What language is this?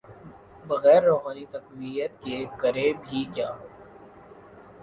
Urdu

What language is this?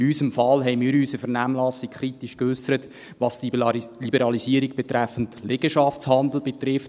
Swiss German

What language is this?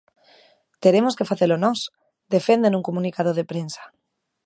Galician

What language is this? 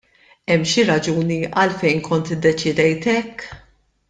Maltese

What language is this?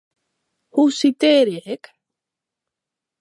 Western Frisian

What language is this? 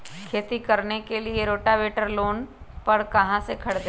Magahi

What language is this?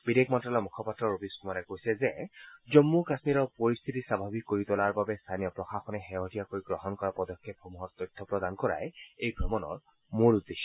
Assamese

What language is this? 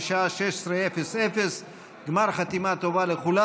Hebrew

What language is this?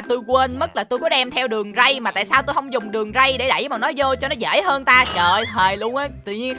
Vietnamese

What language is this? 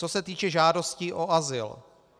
Czech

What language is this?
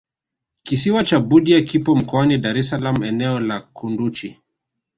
Swahili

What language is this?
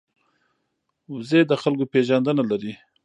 Pashto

